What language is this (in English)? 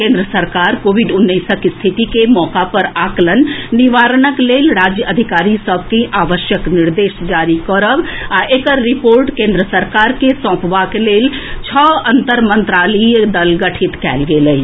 Maithili